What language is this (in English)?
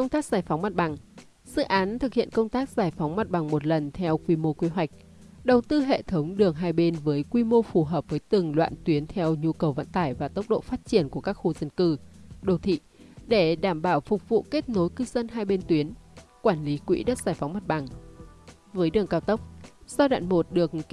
Vietnamese